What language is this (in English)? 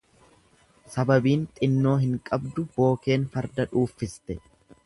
Oromo